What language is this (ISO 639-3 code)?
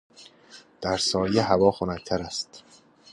fas